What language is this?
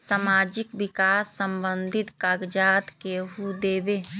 Magahi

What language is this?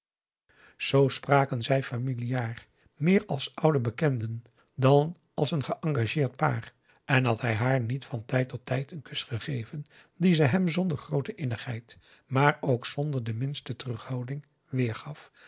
Dutch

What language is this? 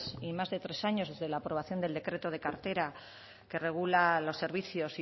Spanish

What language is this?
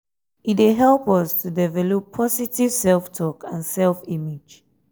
Nigerian Pidgin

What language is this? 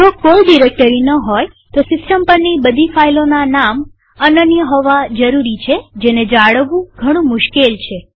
Gujarati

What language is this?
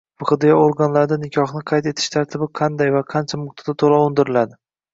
Uzbek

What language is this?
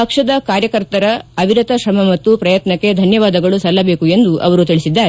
Kannada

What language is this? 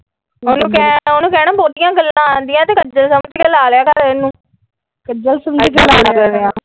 Punjabi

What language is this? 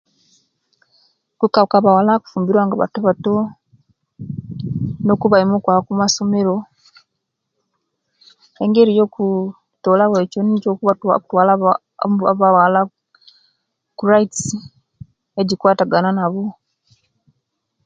Kenyi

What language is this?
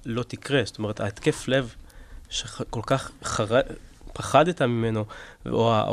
Hebrew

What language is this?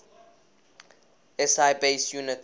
English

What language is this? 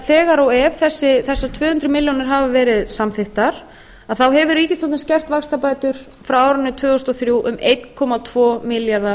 Icelandic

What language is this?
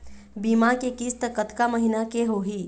Chhattisgarhi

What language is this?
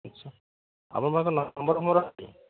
Odia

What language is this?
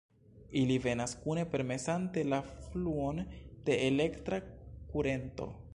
Esperanto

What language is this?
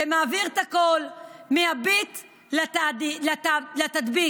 Hebrew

